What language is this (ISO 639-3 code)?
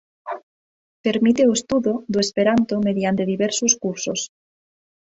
glg